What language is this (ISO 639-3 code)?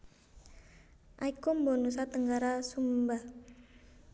jav